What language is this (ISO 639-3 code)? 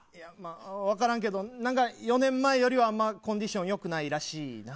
jpn